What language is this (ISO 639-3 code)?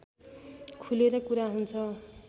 nep